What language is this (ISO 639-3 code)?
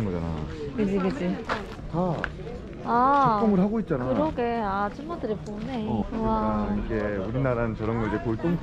kor